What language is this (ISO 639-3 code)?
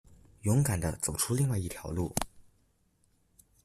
zho